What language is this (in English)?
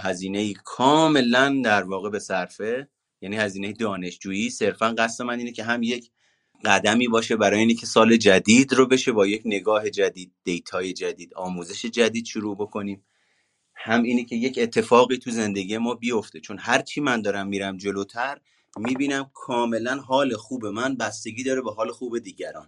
Persian